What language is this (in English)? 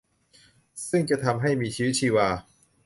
Thai